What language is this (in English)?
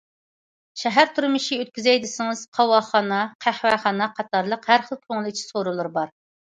Uyghur